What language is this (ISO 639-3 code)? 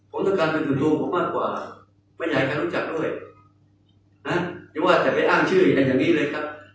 tha